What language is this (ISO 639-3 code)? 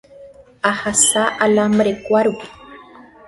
grn